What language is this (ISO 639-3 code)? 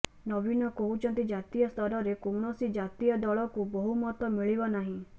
ori